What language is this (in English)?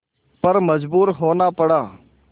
Hindi